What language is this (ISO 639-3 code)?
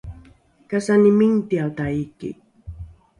dru